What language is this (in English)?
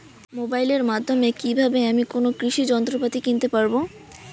Bangla